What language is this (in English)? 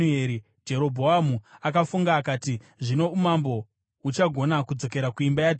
Shona